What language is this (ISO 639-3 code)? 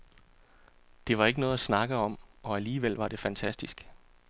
dan